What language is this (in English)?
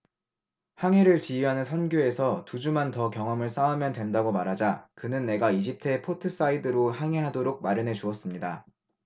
Korean